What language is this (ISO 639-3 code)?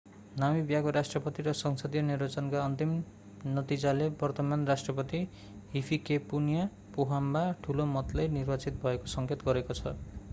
nep